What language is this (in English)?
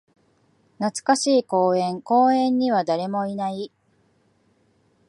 Japanese